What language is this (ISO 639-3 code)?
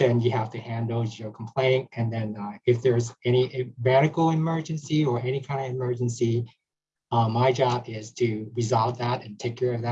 eng